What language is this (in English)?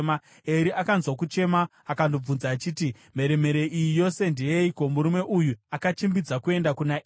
Shona